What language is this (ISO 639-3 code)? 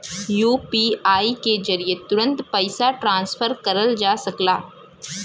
bho